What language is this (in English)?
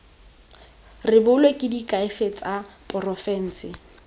Tswana